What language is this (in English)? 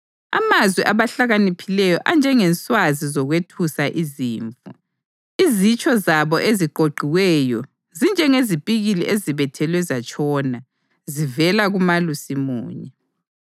North Ndebele